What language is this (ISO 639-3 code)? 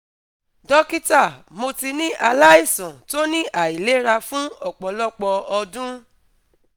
yor